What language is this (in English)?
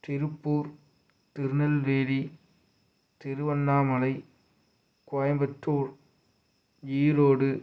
Tamil